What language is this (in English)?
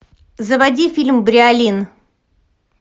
Russian